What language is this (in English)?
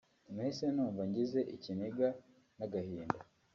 Kinyarwanda